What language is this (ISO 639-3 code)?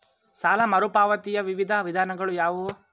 kan